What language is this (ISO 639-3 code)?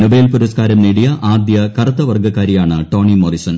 mal